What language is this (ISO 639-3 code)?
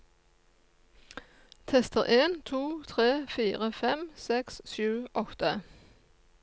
nor